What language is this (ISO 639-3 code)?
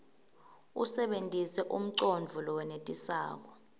ssw